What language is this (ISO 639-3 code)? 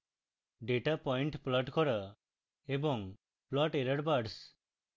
ben